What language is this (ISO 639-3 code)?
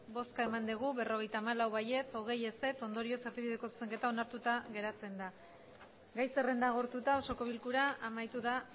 eus